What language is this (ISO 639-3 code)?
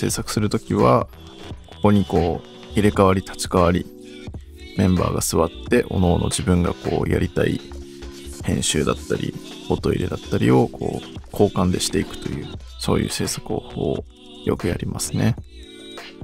jpn